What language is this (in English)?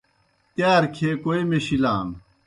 Kohistani Shina